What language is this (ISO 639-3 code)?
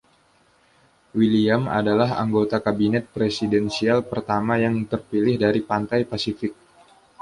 ind